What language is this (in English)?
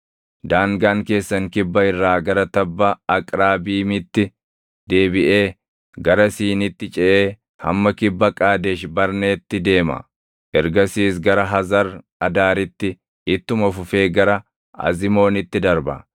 Oromo